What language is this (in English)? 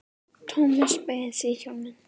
Icelandic